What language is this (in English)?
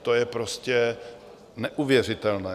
Czech